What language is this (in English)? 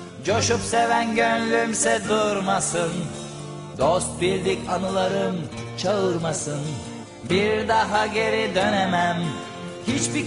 Turkish